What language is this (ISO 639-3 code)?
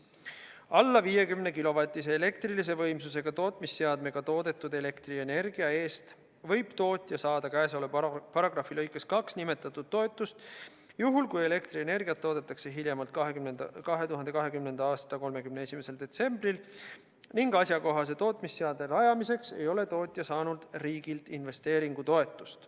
est